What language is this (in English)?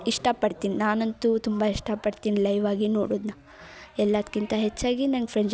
Kannada